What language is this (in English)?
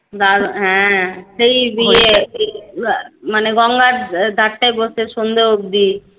Bangla